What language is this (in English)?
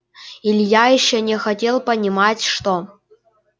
Russian